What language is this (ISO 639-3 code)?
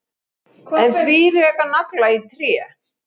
isl